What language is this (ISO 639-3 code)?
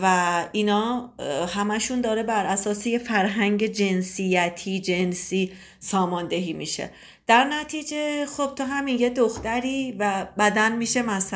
fas